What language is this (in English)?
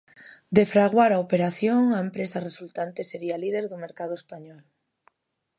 Galician